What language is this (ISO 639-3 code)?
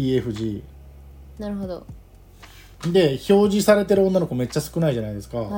jpn